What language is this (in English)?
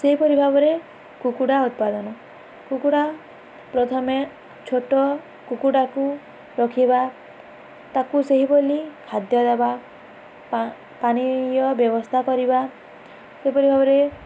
Odia